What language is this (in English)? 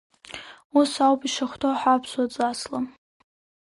Abkhazian